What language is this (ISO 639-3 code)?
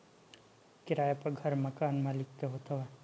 bho